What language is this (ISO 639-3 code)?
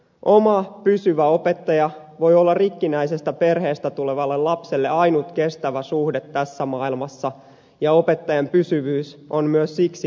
fin